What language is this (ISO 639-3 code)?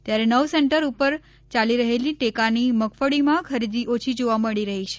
guj